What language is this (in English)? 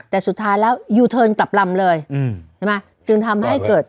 Thai